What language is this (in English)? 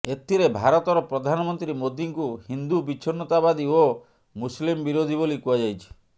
Odia